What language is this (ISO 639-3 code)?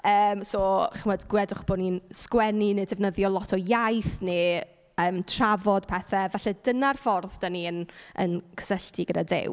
cym